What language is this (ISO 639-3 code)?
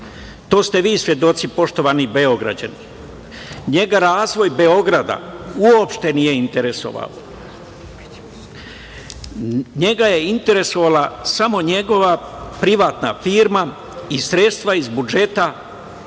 srp